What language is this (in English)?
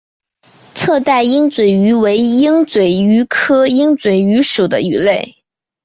Chinese